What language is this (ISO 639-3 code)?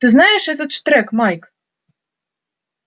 rus